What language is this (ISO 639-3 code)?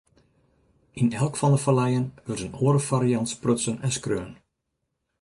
fry